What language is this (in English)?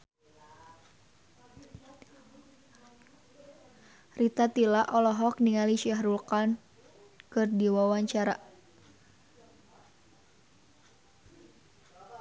Sundanese